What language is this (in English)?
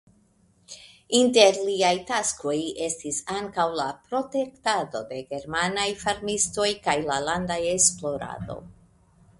Esperanto